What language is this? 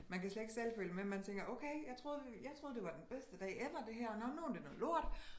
Danish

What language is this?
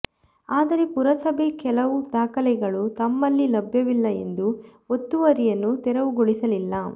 Kannada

